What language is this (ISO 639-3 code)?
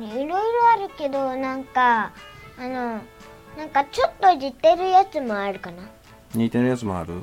jpn